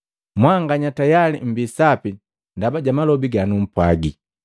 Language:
Matengo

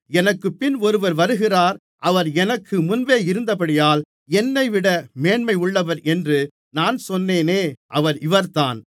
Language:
Tamil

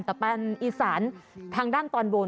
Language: Thai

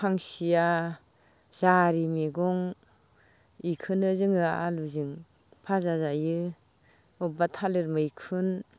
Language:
Bodo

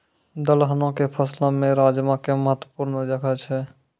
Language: Maithili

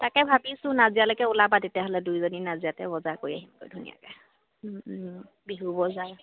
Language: Assamese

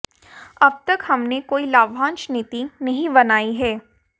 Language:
Hindi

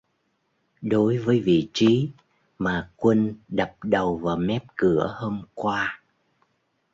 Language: Vietnamese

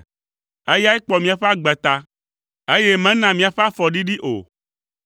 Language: Ewe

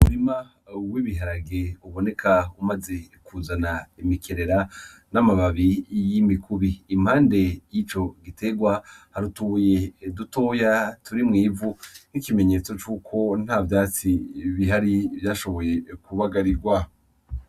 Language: Rundi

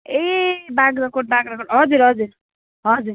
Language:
Nepali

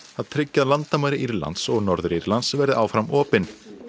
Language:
Icelandic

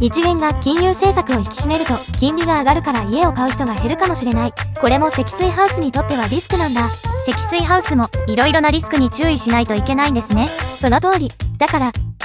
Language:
Japanese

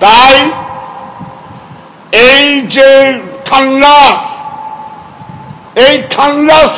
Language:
Turkish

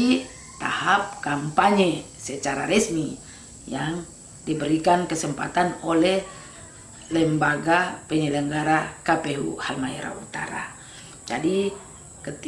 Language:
Indonesian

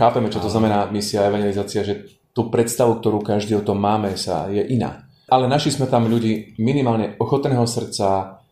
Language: Slovak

